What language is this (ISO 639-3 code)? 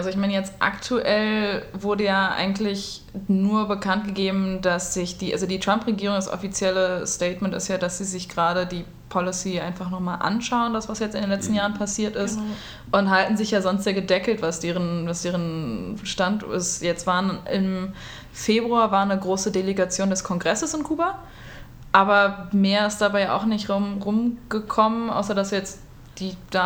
deu